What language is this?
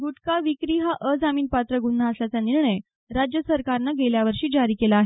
Marathi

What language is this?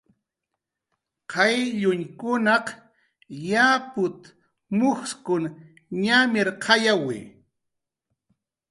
Jaqaru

